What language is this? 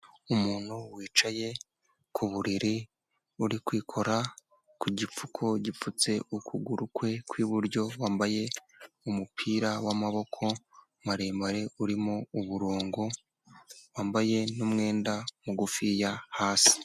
Kinyarwanda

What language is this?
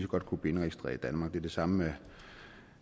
Danish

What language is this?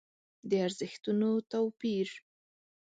Pashto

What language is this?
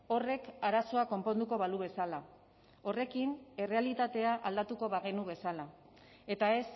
Basque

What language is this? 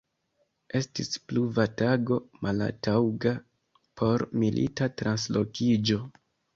Esperanto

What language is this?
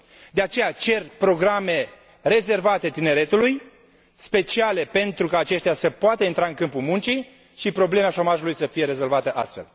Romanian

